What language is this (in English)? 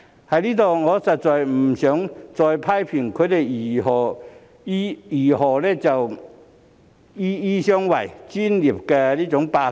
Cantonese